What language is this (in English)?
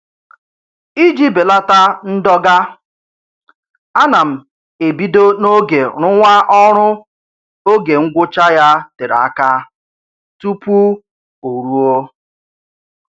Igbo